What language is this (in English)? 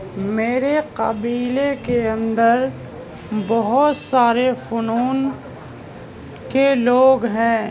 Urdu